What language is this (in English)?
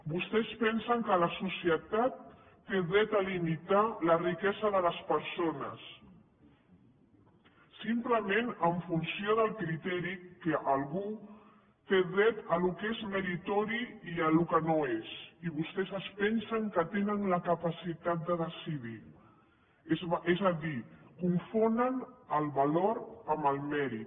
Catalan